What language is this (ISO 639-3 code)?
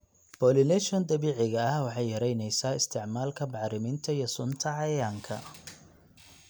som